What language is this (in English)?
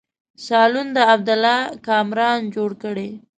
Pashto